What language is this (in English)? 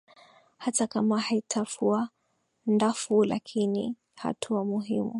Swahili